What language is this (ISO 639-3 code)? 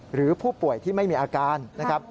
tha